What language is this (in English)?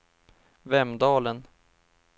Swedish